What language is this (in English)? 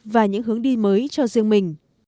Vietnamese